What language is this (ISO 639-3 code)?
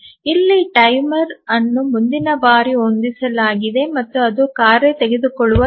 kan